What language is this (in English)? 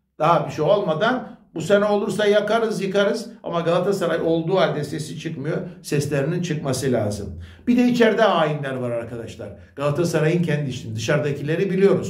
Turkish